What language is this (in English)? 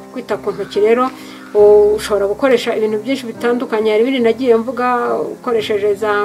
Turkish